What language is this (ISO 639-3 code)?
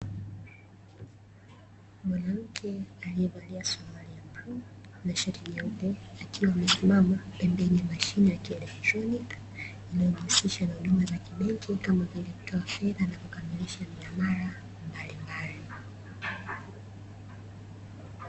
swa